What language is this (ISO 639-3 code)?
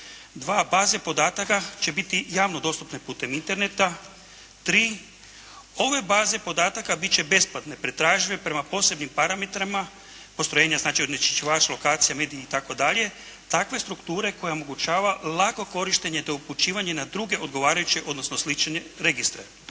hrv